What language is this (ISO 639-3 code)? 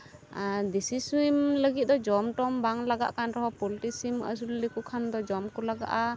sat